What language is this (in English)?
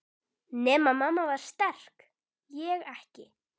Icelandic